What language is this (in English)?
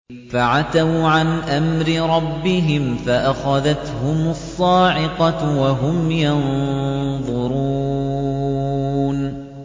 Arabic